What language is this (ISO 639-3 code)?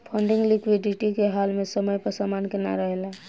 bho